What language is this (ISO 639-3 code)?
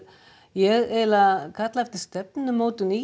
isl